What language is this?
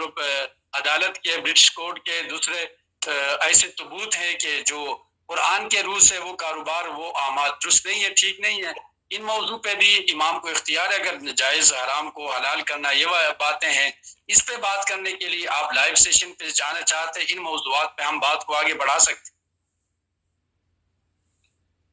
Urdu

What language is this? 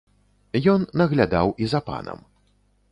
Belarusian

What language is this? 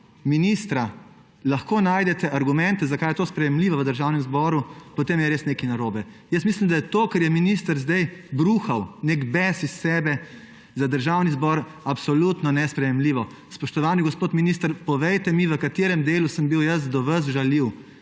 Slovenian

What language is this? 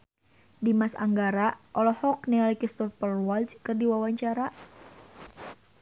Sundanese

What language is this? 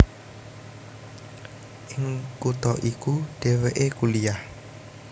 Javanese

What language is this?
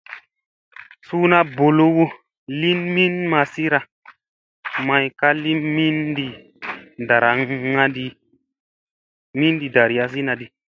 Musey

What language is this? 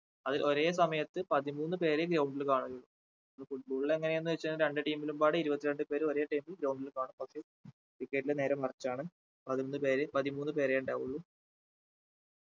Malayalam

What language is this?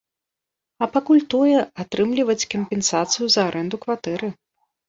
Belarusian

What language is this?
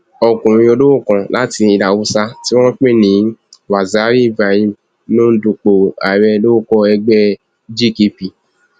Yoruba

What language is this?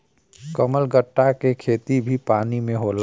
Bhojpuri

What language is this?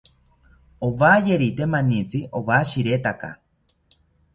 South Ucayali Ashéninka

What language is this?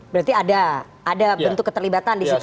Indonesian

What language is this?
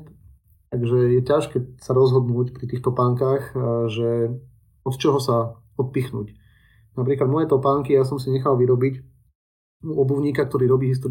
Slovak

